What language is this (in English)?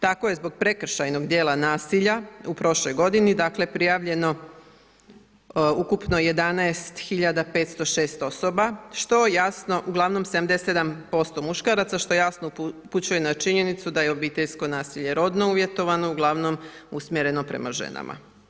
Croatian